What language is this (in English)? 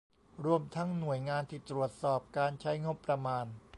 Thai